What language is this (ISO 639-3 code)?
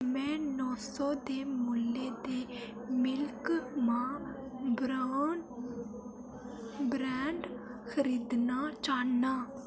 doi